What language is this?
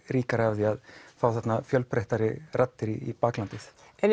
Icelandic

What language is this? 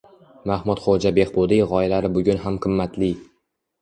Uzbek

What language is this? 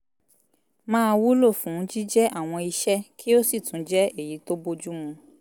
Yoruba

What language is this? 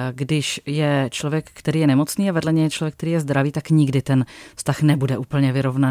Czech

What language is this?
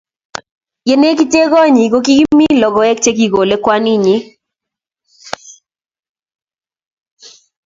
Kalenjin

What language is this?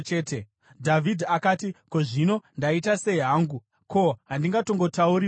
Shona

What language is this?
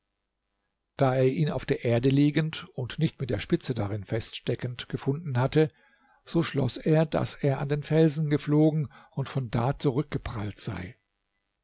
German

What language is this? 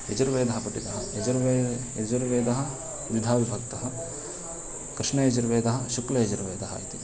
Sanskrit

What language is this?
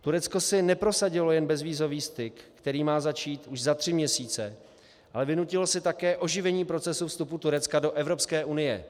Czech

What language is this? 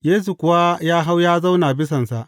Hausa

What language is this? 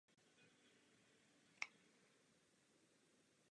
Czech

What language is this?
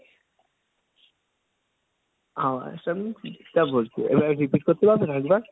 Bangla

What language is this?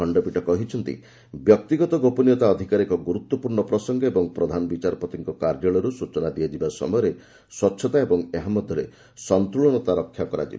Odia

